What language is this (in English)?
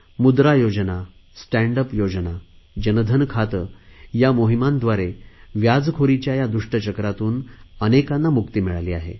Marathi